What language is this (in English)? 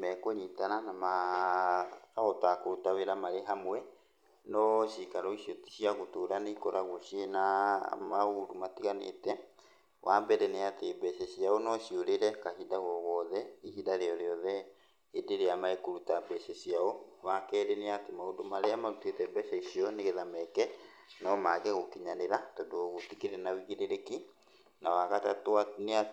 Kikuyu